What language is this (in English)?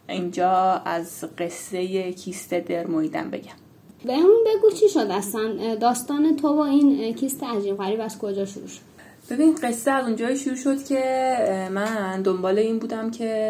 Persian